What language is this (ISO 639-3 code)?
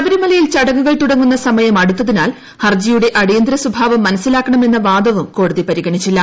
mal